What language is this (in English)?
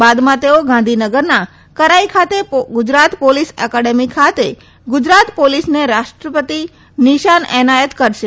Gujarati